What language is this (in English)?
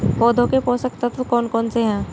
Hindi